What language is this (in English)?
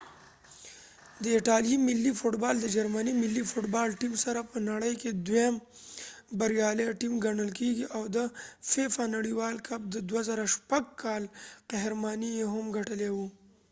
Pashto